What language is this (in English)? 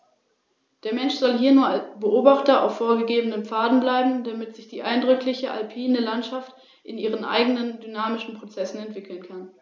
German